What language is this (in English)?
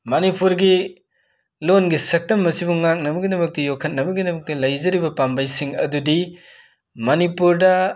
Manipuri